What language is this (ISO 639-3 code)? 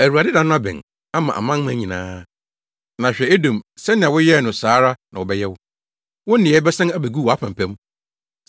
aka